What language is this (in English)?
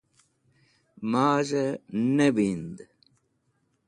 Wakhi